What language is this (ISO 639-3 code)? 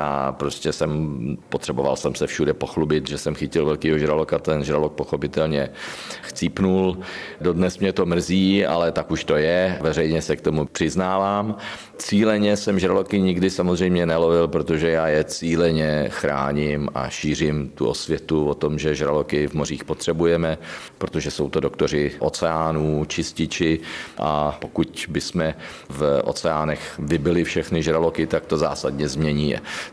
ces